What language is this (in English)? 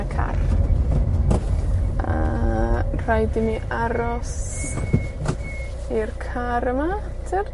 Welsh